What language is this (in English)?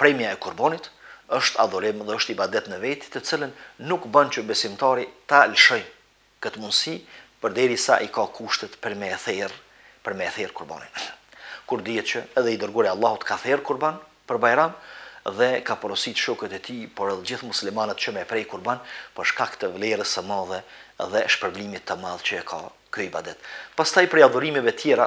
Romanian